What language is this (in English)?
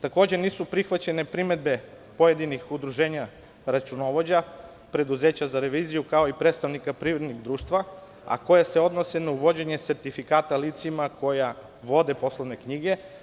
Serbian